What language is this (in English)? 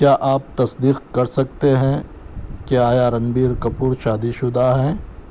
Urdu